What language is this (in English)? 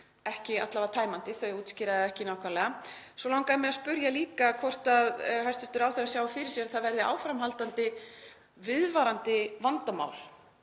Icelandic